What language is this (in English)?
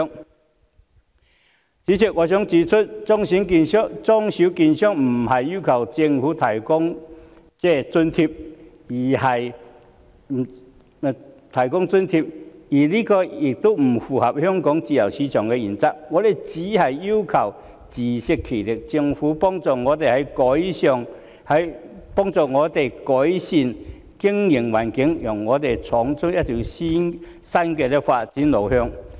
Cantonese